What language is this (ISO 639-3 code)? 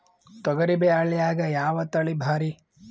kan